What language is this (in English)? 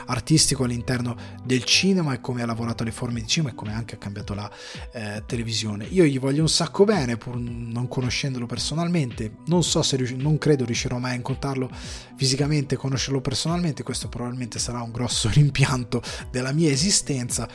Italian